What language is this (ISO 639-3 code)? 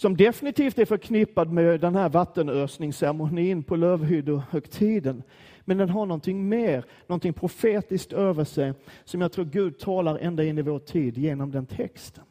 swe